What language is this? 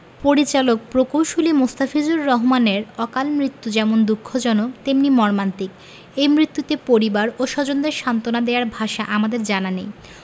Bangla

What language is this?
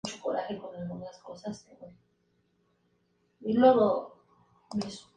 Spanish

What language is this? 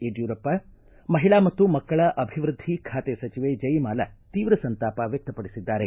Kannada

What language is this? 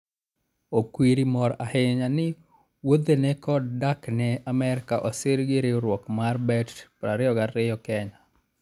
Luo (Kenya and Tanzania)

